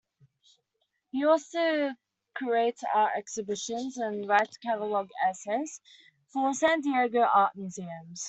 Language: English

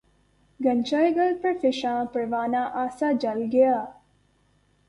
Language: Urdu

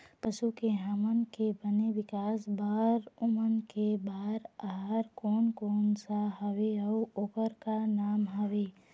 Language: Chhattisgarhi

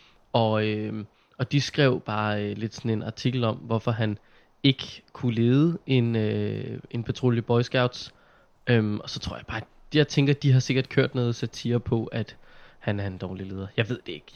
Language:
Danish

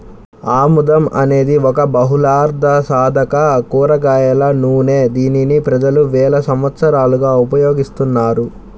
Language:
Telugu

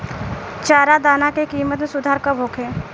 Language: Bhojpuri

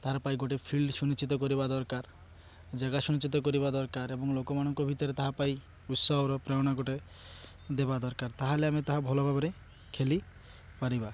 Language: Odia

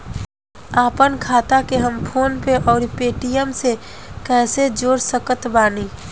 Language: Bhojpuri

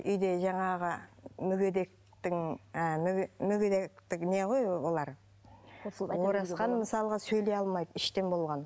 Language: Kazakh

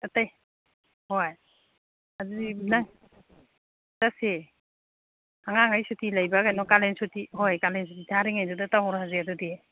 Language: Manipuri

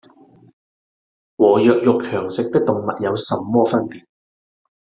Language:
Cantonese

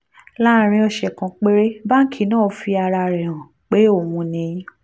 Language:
Yoruba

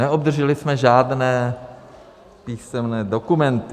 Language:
Czech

